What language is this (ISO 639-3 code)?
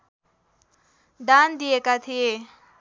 nep